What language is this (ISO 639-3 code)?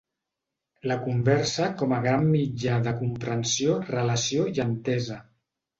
cat